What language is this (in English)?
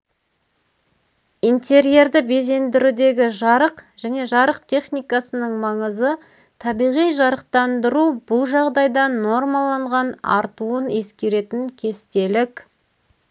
Kazakh